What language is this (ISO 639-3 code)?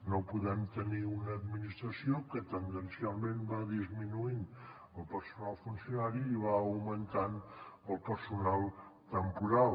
cat